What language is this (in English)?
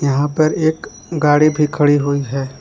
Hindi